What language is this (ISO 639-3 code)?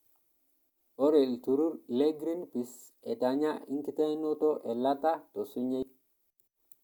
mas